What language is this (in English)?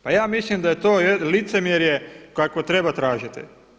Croatian